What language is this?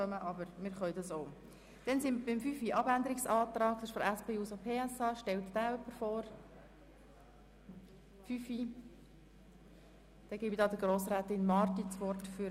Swiss German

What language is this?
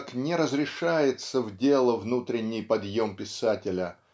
Russian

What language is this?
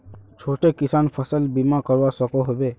Magahi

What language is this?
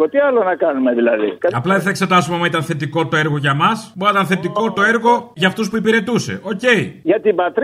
Greek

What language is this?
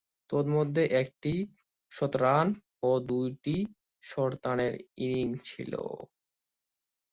Bangla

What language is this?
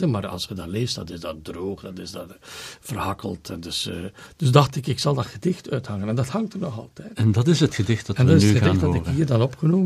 Dutch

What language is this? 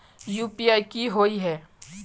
Magahi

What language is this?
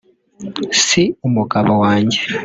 Kinyarwanda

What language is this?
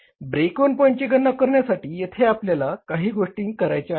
Marathi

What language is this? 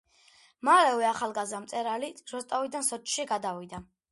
Georgian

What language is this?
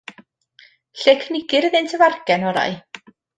Welsh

